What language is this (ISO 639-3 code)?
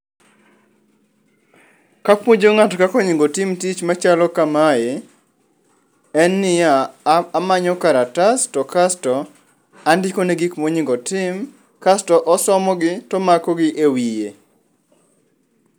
luo